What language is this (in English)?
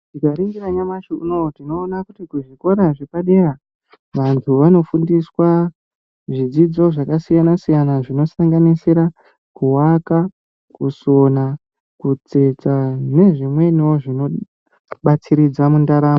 Ndau